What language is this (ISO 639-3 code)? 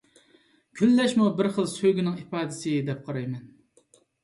uig